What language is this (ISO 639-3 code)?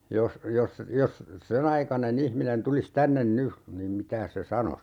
fin